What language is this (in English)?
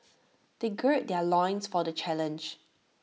English